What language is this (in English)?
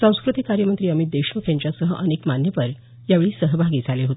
Marathi